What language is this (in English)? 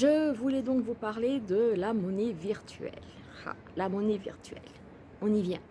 French